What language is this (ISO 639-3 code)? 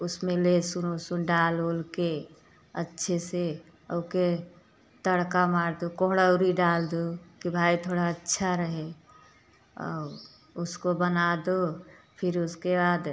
hin